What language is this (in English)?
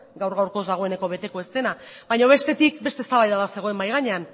Basque